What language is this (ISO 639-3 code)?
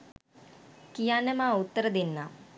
sin